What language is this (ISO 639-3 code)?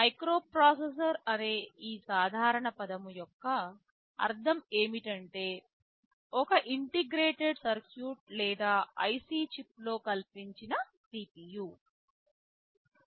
tel